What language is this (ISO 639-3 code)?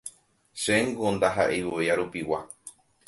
grn